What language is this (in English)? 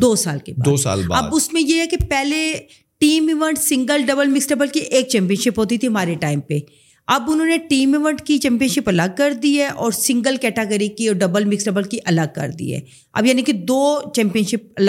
Urdu